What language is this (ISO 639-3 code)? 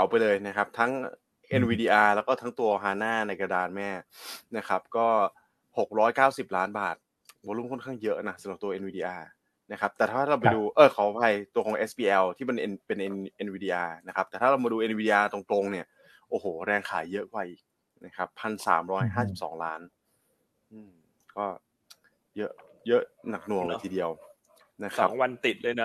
tha